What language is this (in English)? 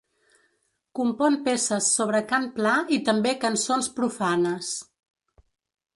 Catalan